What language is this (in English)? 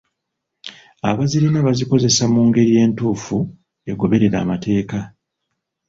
Ganda